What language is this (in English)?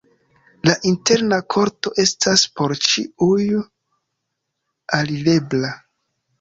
Esperanto